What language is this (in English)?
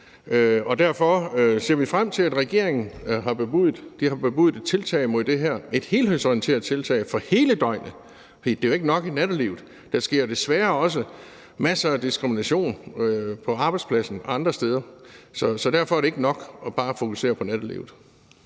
Danish